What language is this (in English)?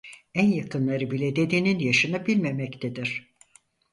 Turkish